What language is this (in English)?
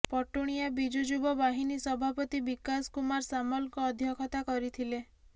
Odia